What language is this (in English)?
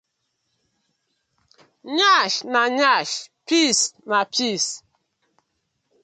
Nigerian Pidgin